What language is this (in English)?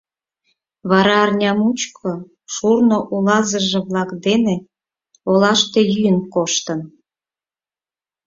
Mari